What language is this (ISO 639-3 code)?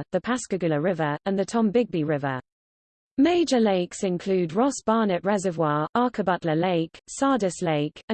eng